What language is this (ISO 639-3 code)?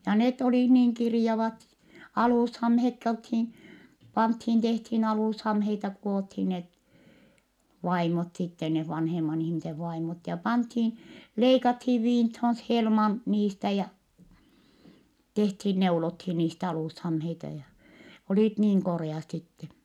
fin